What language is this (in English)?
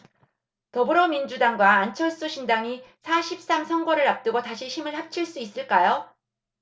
Korean